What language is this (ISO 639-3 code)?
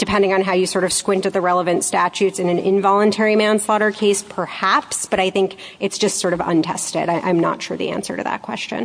eng